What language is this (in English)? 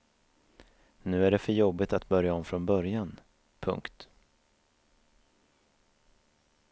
Swedish